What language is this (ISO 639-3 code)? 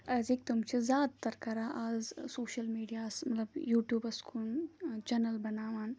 kas